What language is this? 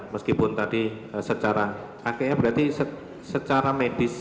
Indonesian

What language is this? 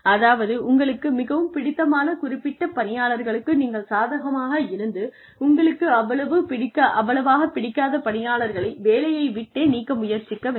Tamil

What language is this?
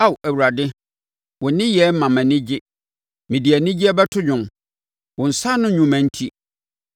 Akan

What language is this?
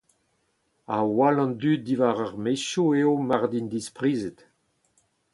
Breton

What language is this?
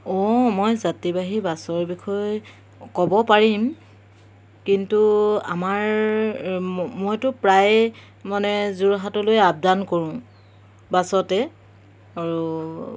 Assamese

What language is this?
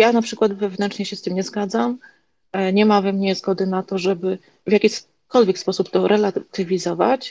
Polish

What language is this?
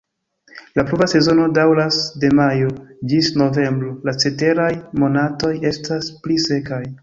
Esperanto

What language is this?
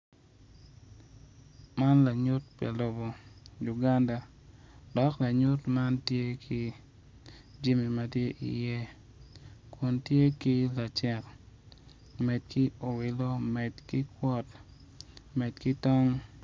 Acoli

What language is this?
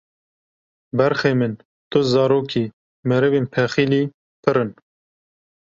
Kurdish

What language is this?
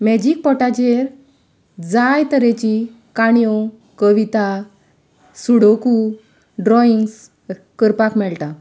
Konkani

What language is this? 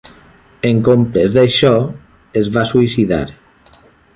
Catalan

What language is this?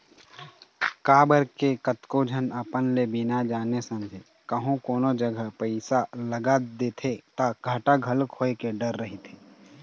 Chhattisgarhi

